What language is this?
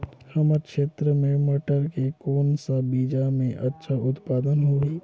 Chhattisgarhi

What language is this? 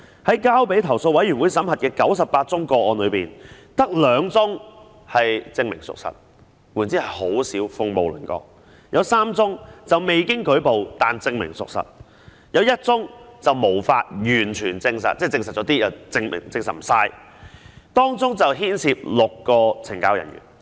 Cantonese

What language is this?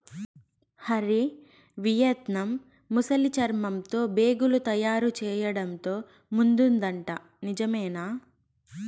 Telugu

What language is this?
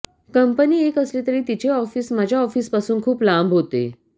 Marathi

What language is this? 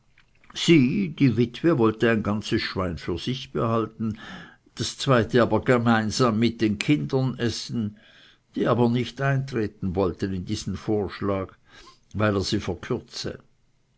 German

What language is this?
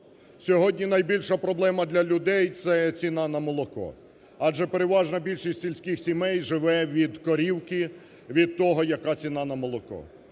Ukrainian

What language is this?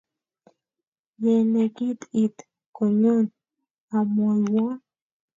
Kalenjin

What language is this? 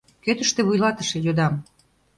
Mari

